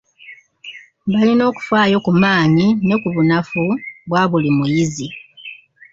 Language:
Ganda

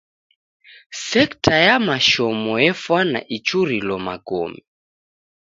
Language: Taita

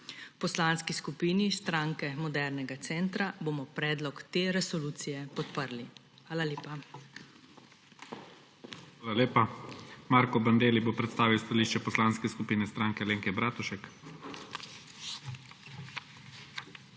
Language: Slovenian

